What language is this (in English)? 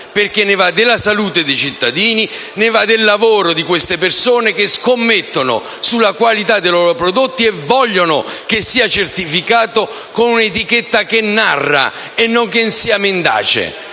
Italian